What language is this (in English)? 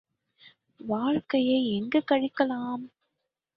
Tamil